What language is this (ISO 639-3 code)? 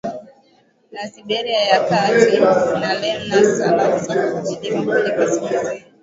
swa